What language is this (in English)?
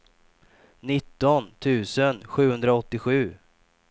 Swedish